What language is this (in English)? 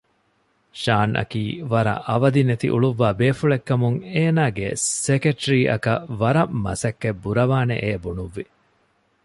Divehi